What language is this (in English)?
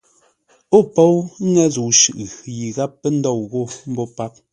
Ngombale